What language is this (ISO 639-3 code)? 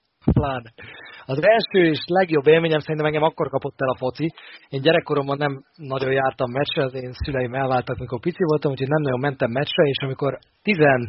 hun